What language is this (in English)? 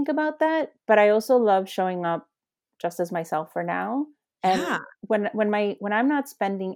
English